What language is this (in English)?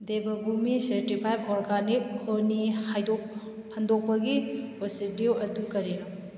Manipuri